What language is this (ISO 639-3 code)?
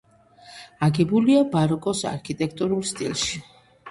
kat